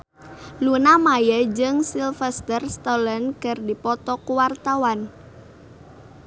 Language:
Sundanese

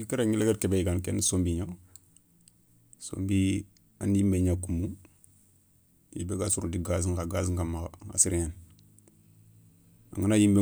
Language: Soninke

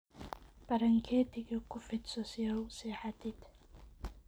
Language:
Somali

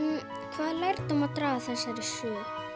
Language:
Icelandic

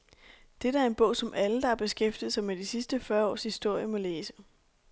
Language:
Danish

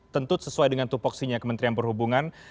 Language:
Indonesian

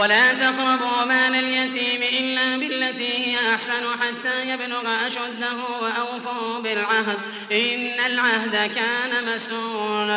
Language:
Arabic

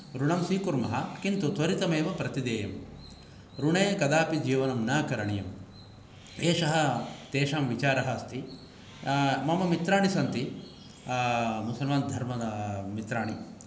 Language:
Sanskrit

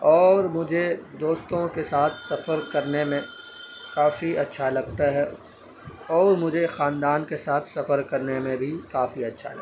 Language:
Urdu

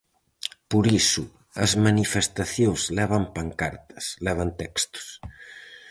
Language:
Galician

